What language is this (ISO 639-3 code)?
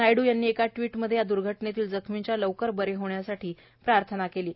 mar